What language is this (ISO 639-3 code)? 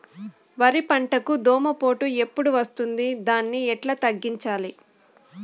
tel